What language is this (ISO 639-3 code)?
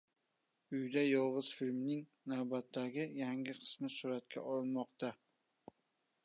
uzb